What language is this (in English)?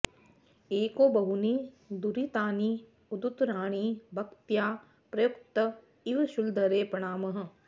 Sanskrit